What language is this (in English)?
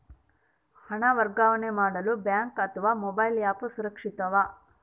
Kannada